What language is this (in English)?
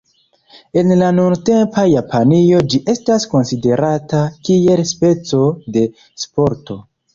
Esperanto